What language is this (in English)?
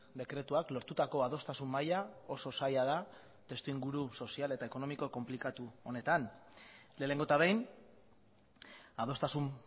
Basque